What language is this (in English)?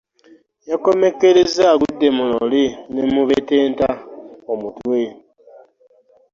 Ganda